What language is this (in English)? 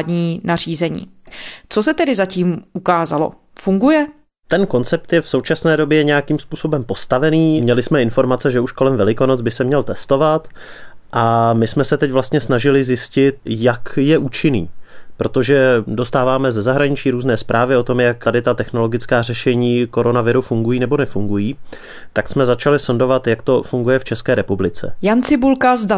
Czech